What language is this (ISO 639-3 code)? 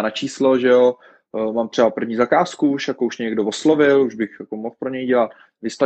ces